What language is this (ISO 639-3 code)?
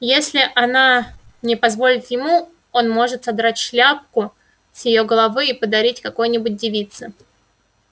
rus